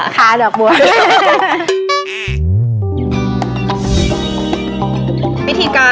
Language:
Thai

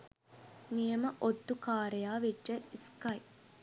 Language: Sinhala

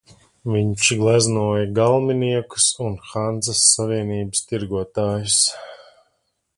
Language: Latvian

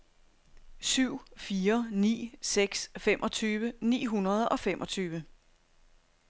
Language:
Danish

